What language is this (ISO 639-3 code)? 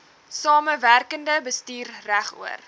afr